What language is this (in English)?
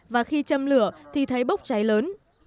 Vietnamese